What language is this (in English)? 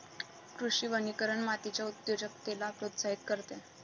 Marathi